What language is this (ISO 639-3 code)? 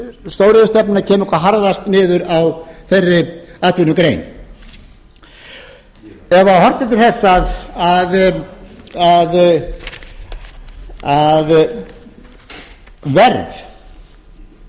isl